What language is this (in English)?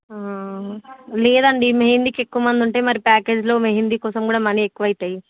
Telugu